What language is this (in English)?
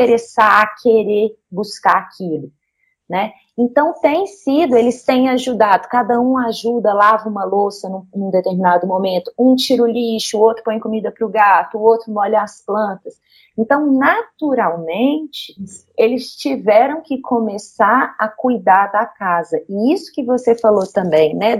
Portuguese